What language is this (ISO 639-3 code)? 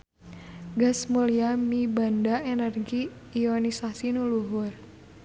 sun